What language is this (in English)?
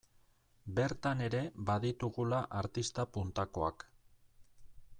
Basque